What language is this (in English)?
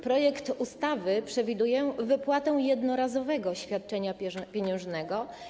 Polish